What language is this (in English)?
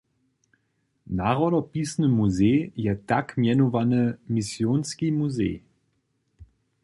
Upper Sorbian